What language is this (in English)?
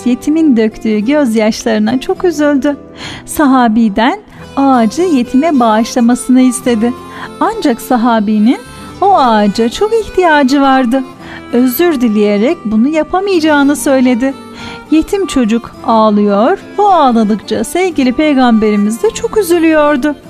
Turkish